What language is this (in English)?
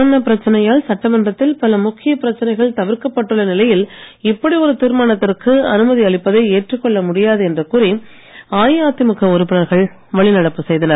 Tamil